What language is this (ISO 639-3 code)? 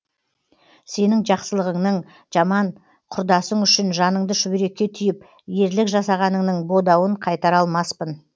kaz